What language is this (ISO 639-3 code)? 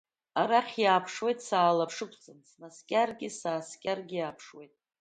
abk